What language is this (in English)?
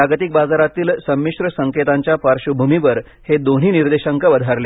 Marathi